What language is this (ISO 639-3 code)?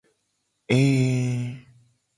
gej